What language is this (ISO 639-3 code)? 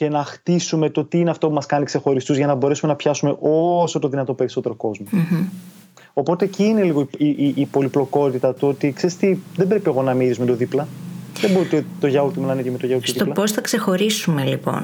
ell